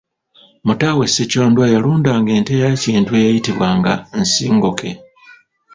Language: Ganda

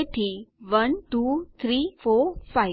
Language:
Gujarati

